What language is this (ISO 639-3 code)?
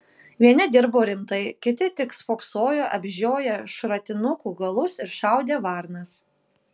lit